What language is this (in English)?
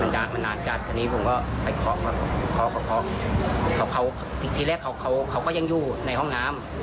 Thai